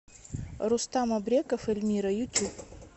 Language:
Russian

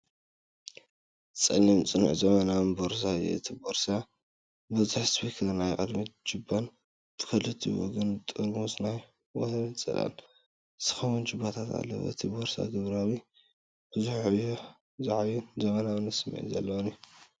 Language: Tigrinya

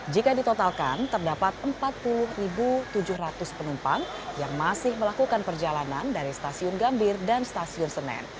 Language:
Indonesian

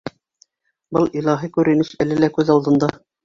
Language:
Bashkir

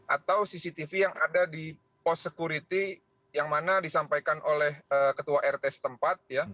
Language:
Indonesian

